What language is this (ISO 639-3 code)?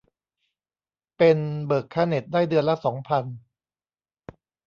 tha